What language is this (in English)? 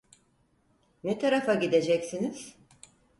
Turkish